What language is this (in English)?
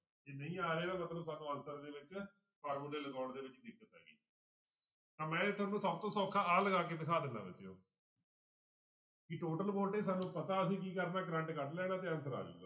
Punjabi